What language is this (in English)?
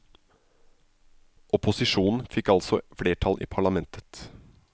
Norwegian